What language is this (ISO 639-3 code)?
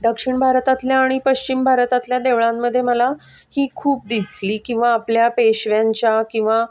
mar